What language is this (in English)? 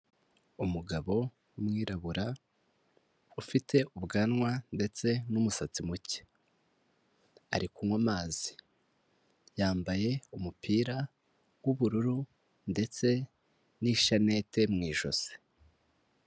Kinyarwanda